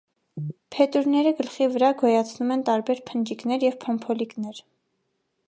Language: Armenian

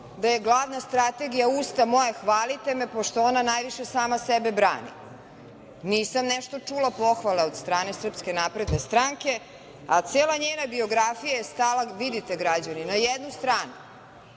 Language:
Serbian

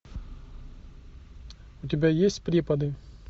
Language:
Russian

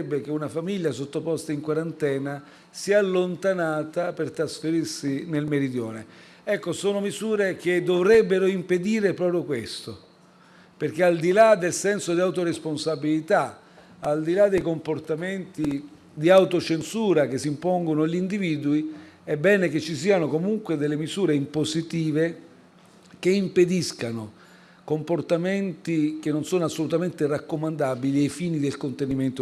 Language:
Italian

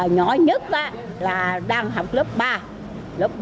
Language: Vietnamese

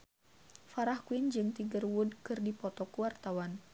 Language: Sundanese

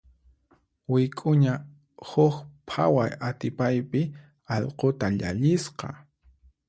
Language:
Puno Quechua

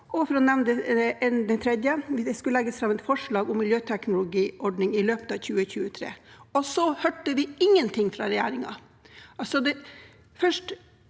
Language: Norwegian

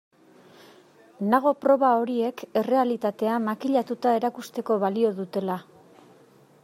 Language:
Basque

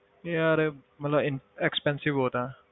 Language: Punjabi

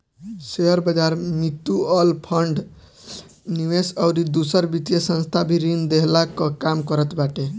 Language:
Bhojpuri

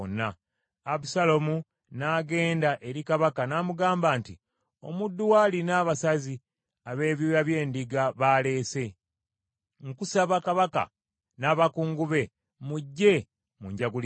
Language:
Ganda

